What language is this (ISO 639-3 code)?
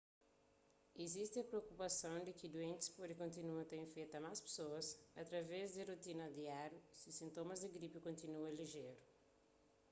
kea